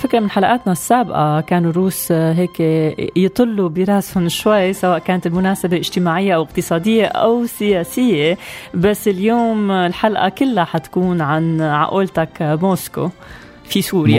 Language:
Arabic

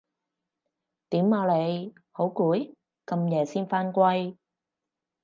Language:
Cantonese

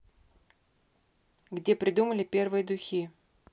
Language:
Russian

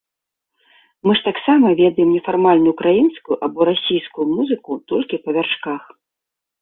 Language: Belarusian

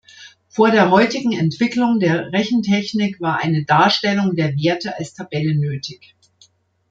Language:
German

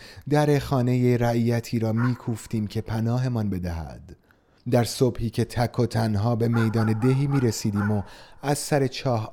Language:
Persian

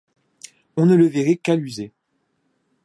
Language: French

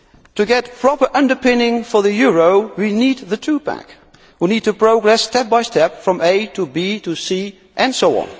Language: English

